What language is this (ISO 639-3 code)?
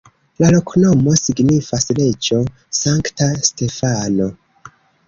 epo